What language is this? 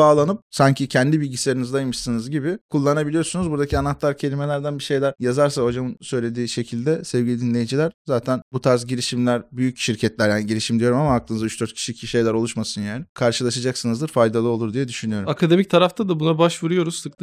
Turkish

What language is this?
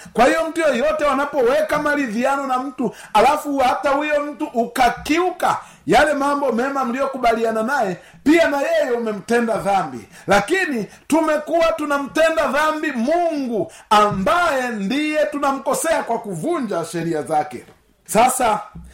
Swahili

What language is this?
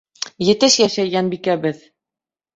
Bashkir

